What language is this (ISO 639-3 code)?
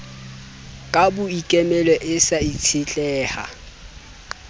sot